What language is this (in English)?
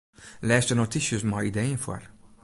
Western Frisian